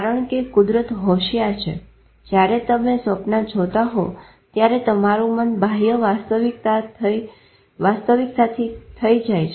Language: Gujarati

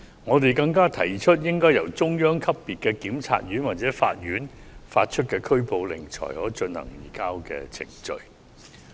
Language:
Cantonese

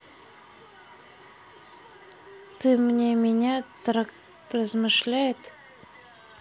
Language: Russian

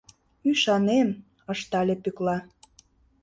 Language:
Mari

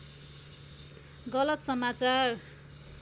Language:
Nepali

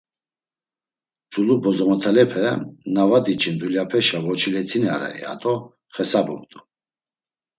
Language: Laz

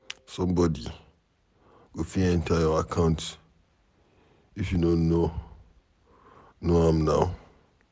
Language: Nigerian Pidgin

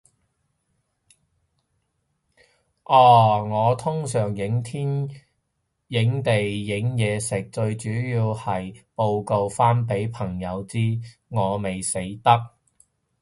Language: Cantonese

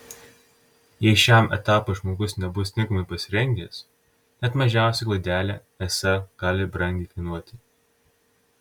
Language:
Lithuanian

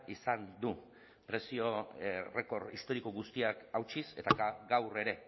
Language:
Basque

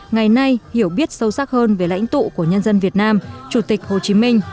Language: Vietnamese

